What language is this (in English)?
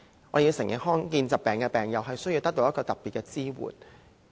Cantonese